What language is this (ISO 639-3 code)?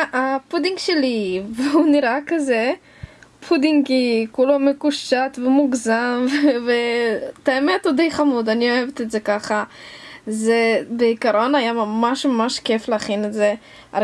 heb